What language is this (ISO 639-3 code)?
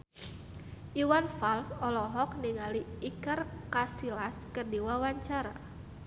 sun